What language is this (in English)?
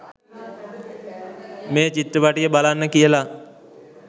Sinhala